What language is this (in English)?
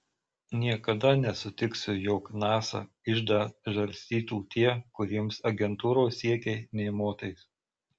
Lithuanian